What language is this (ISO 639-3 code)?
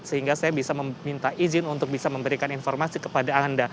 ind